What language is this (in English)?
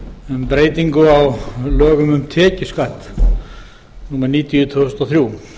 Icelandic